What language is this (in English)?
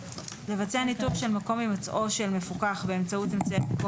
Hebrew